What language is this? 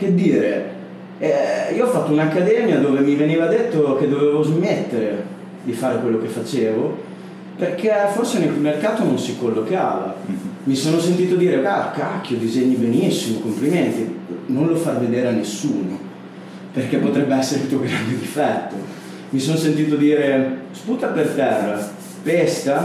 Italian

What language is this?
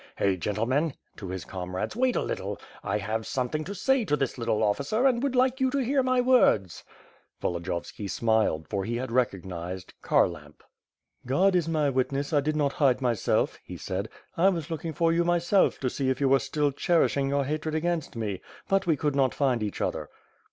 English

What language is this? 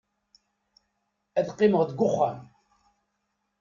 Kabyle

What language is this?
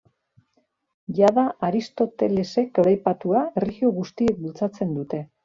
Basque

